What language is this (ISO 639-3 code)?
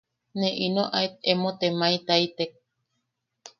yaq